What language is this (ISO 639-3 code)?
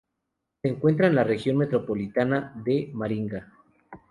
spa